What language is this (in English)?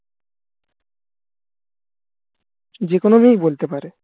Bangla